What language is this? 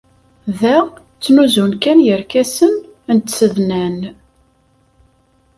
Kabyle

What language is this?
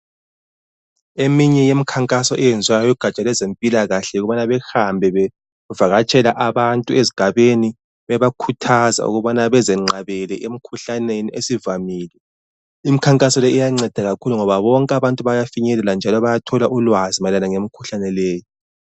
North Ndebele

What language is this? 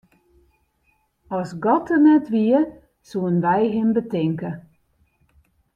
Western Frisian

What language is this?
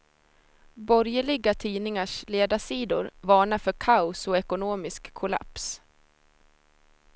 Swedish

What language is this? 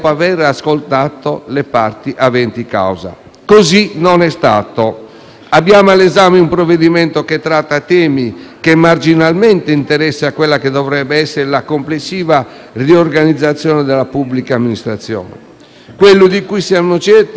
Italian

